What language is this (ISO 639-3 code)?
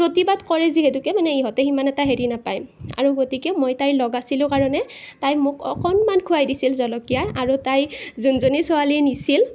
asm